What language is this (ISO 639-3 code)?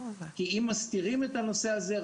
heb